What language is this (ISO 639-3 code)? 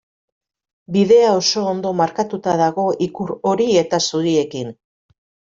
eus